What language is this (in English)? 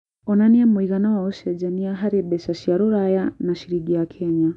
Kikuyu